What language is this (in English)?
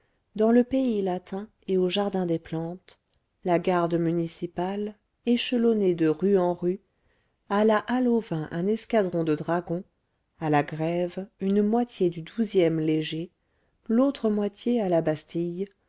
French